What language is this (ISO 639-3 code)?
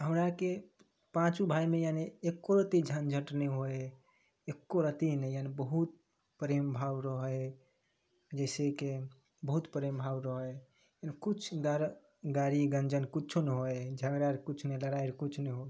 mai